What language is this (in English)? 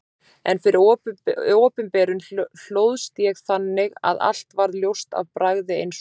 Icelandic